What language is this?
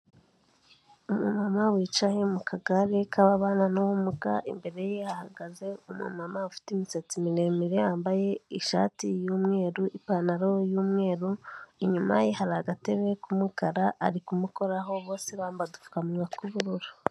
Kinyarwanda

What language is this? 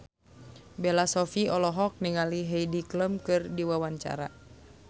Sundanese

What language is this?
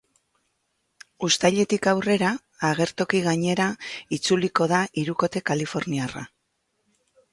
Basque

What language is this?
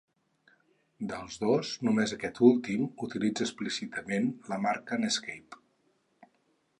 Catalan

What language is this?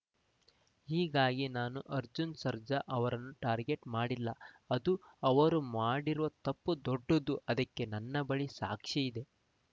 Kannada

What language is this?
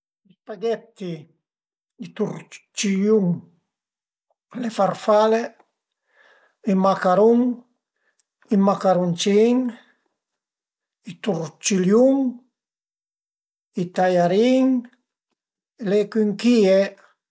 Piedmontese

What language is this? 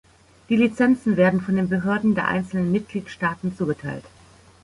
German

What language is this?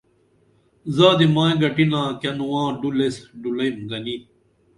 Dameli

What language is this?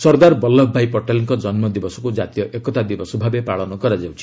Odia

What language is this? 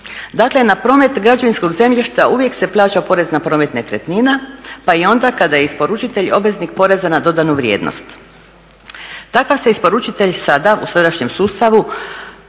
Croatian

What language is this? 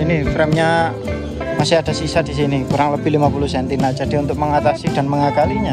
Indonesian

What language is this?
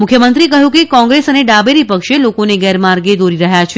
Gujarati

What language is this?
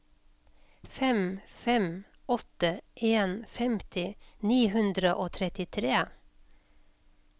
Norwegian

